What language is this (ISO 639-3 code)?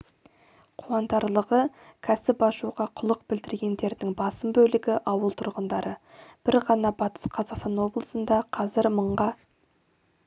kaz